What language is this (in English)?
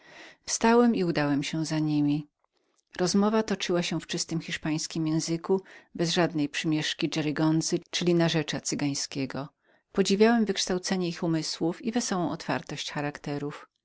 Polish